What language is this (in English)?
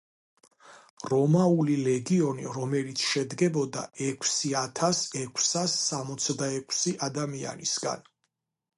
Georgian